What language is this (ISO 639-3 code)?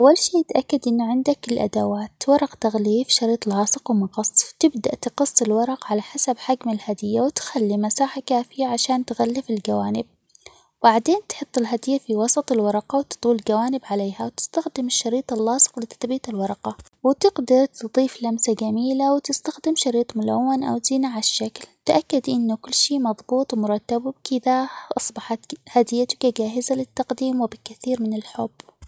acx